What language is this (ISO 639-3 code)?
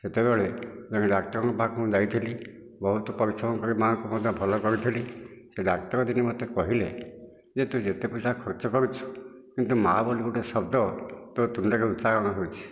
ori